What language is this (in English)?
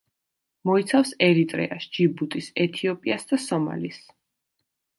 Georgian